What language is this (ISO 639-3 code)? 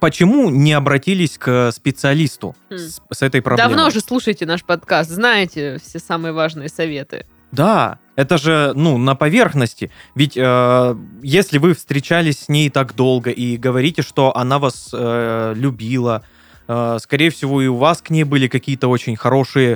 rus